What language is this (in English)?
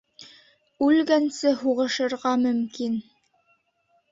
Bashkir